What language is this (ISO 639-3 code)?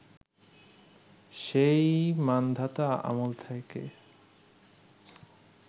ben